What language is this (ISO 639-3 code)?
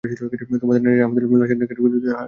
ben